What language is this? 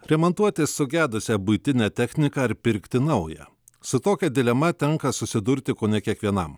Lithuanian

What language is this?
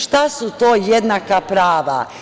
Serbian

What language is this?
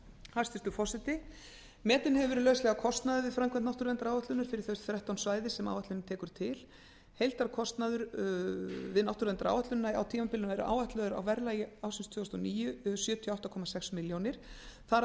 Icelandic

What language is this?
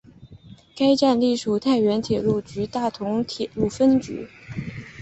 Chinese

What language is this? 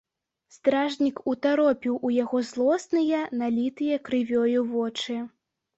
Belarusian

